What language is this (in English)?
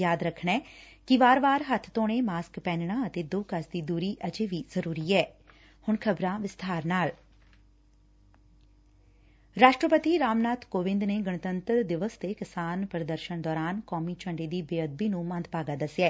Punjabi